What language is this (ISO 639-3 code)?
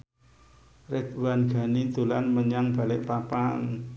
jav